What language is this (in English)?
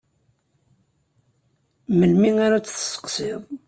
Kabyle